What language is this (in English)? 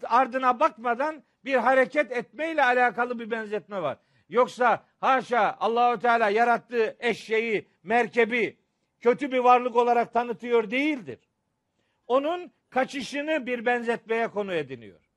Turkish